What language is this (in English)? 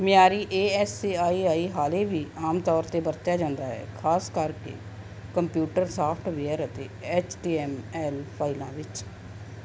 Punjabi